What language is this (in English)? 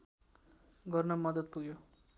Nepali